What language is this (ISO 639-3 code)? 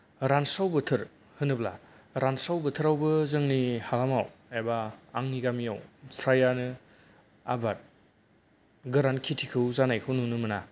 brx